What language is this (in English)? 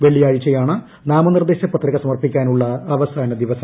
Malayalam